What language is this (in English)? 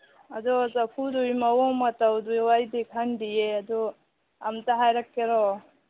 Manipuri